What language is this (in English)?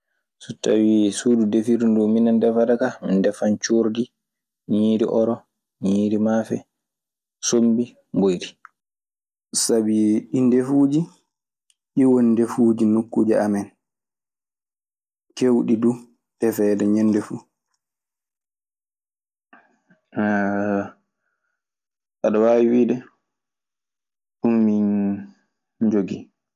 Maasina Fulfulde